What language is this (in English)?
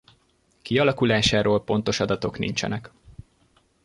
Hungarian